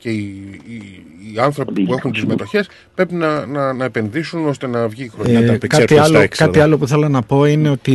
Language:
Greek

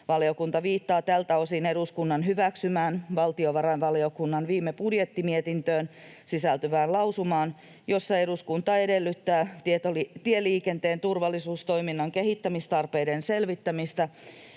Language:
Finnish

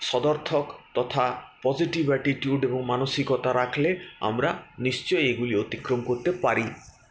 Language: Bangla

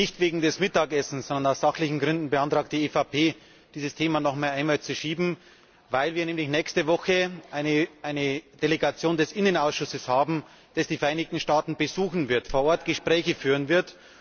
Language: German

